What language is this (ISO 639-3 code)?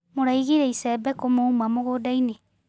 kik